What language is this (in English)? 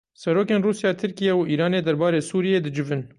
Kurdish